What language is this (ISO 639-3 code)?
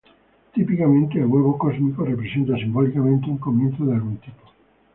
spa